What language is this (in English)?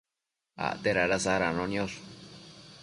Matsés